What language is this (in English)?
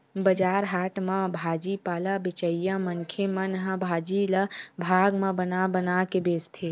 Chhattisgarhi